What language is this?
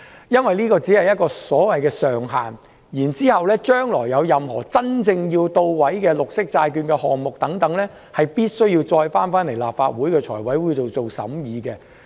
Cantonese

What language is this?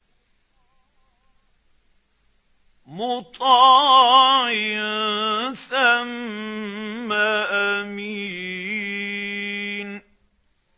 Arabic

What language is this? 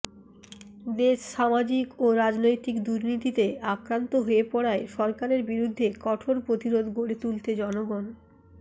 Bangla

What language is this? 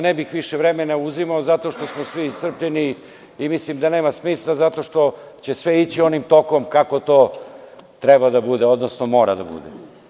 Serbian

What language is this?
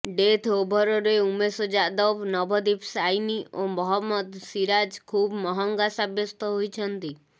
Odia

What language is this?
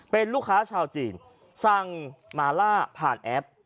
Thai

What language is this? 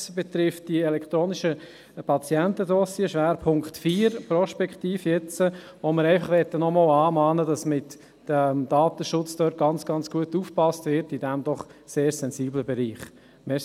Swiss German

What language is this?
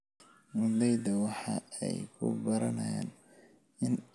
Somali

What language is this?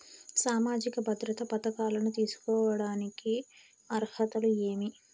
Telugu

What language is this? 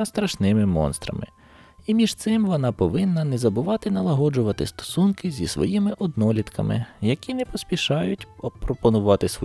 Ukrainian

